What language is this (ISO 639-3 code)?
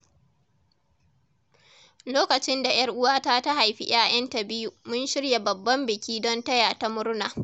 hau